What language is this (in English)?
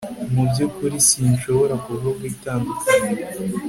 Kinyarwanda